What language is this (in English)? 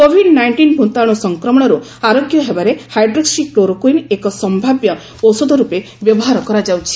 Odia